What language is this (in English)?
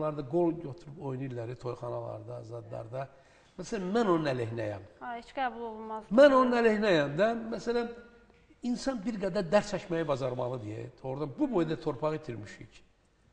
Turkish